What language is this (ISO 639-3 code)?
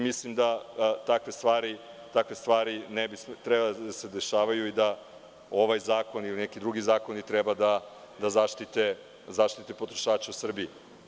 srp